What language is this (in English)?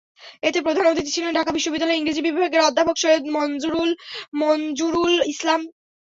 Bangla